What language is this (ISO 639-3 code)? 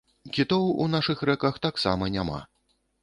bel